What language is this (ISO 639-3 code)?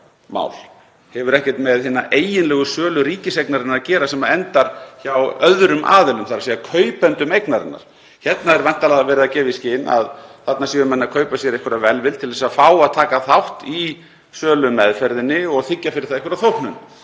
isl